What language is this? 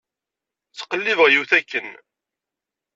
Kabyle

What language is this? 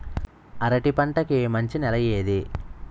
Telugu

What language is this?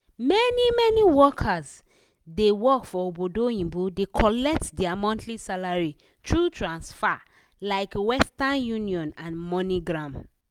Nigerian Pidgin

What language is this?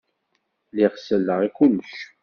Kabyle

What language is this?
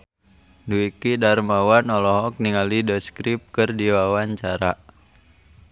Sundanese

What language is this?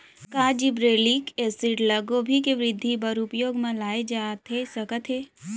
Chhattisgarhi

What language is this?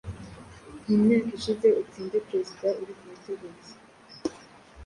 Kinyarwanda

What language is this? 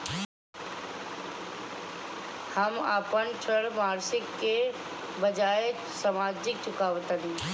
Bhojpuri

